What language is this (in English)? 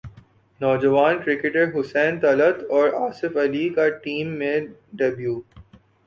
Urdu